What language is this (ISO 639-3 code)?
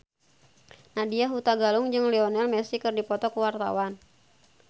sun